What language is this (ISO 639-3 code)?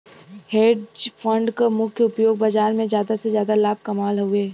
bho